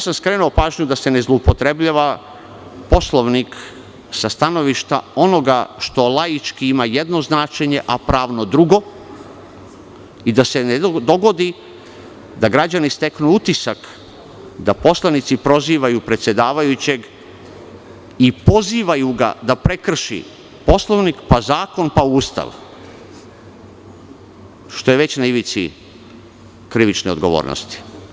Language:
Serbian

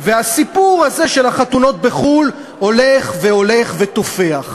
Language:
Hebrew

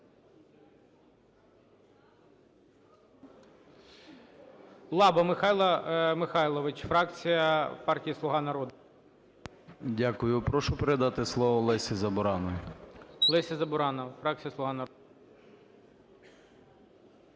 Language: Ukrainian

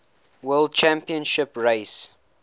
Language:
English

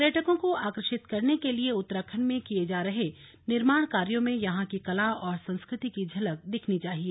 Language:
Hindi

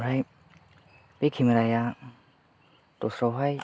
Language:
Bodo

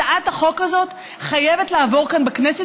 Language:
Hebrew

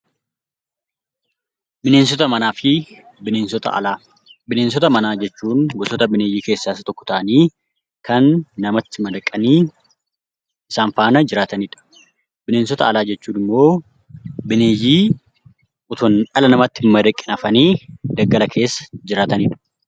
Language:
Oromo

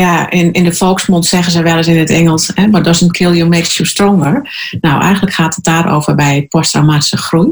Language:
Dutch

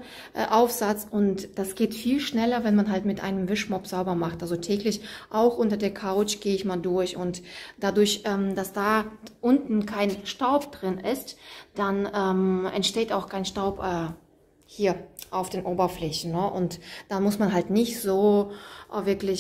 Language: German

